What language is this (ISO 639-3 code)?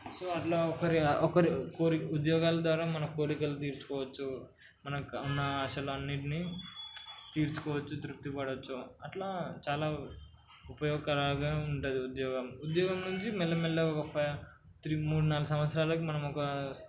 tel